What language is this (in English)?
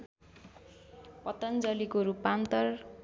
Nepali